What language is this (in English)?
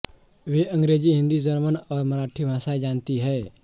Hindi